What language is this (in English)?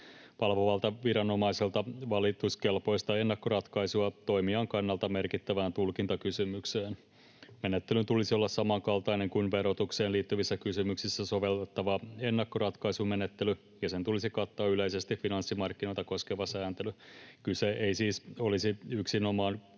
Finnish